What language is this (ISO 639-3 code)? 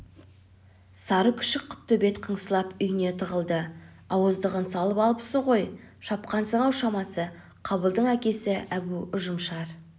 kaz